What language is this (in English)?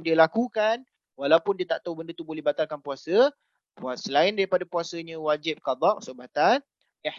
Malay